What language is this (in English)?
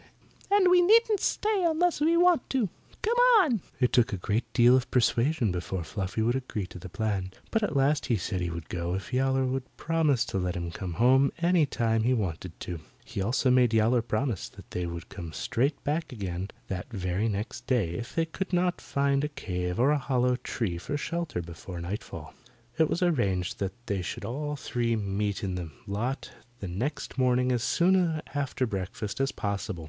English